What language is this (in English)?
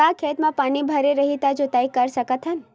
Chhattisgarhi